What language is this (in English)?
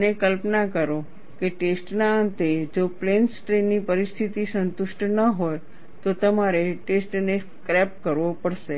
Gujarati